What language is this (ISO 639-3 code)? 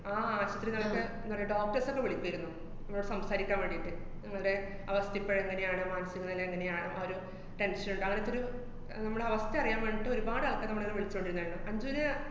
mal